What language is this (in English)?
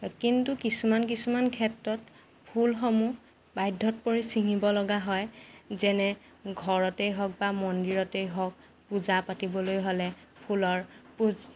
Assamese